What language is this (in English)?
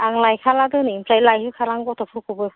Bodo